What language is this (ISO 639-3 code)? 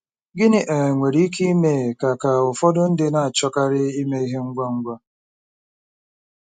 ibo